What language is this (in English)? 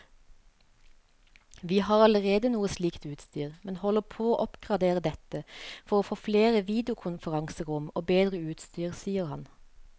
Norwegian